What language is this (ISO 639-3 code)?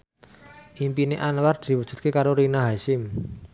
jav